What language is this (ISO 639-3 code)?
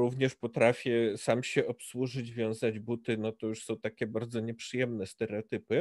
pol